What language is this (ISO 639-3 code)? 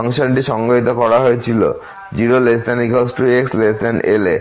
ben